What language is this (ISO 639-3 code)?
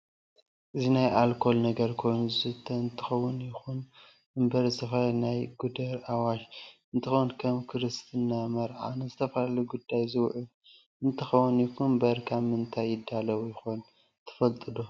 tir